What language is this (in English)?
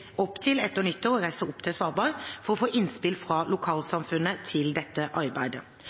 Norwegian Bokmål